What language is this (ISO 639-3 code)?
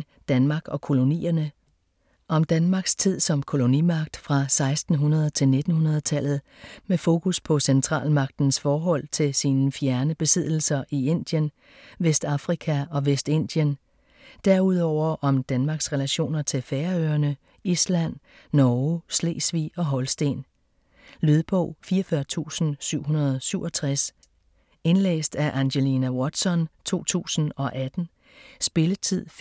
dan